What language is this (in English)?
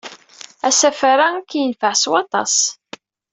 Kabyle